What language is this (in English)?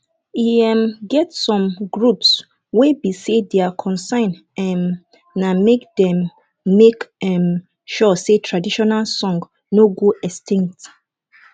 Nigerian Pidgin